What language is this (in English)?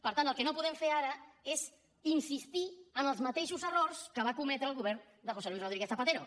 Catalan